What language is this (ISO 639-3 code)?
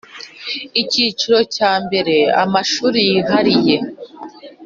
kin